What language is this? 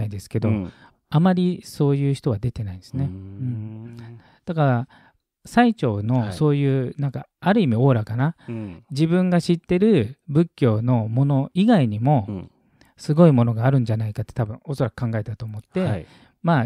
Japanese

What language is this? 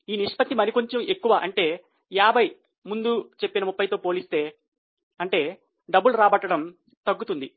Telugu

